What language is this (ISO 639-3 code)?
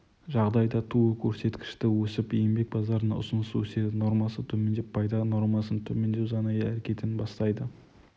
kaz